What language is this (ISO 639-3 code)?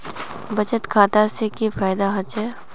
mag